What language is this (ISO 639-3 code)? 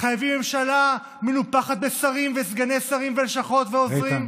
heb